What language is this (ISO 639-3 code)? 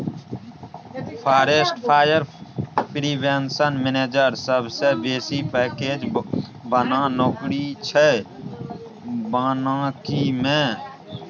mai